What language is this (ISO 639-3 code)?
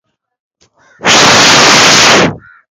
swa